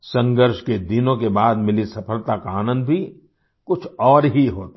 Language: Hindi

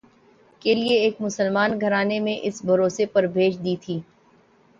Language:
Urdu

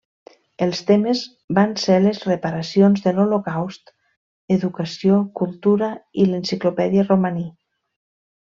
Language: Catalan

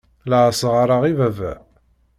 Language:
Kabyle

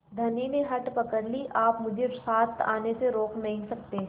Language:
Hindi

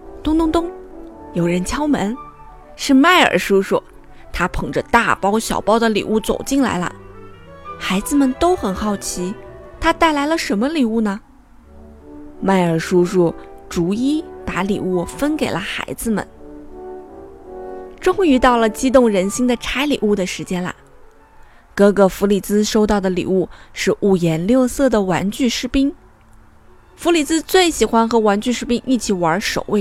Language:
Chinese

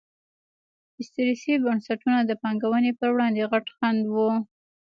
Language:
Pashto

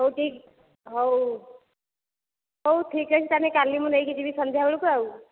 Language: Odia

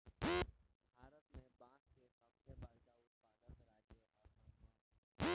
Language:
Bhojpuri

